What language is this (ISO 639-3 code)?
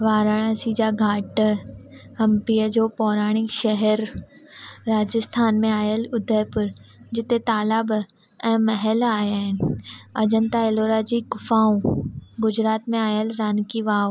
snd